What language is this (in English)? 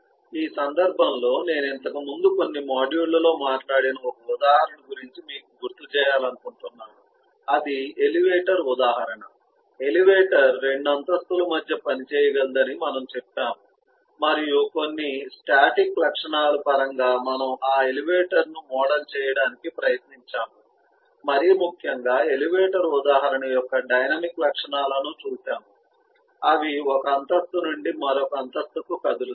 Telugu